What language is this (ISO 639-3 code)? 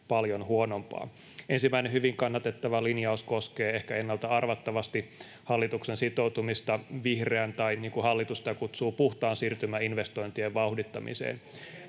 fin